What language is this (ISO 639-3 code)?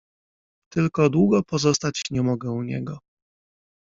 pol